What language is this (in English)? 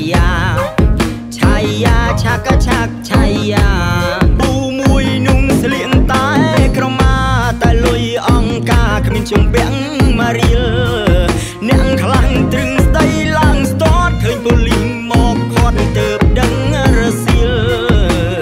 Thai